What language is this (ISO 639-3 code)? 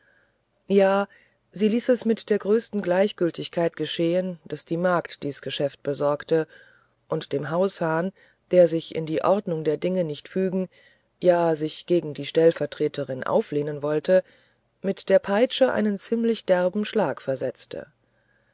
deu